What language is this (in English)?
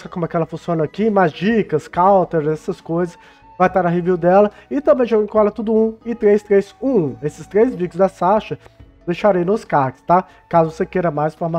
Portuguese